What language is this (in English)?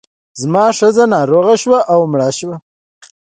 Pashto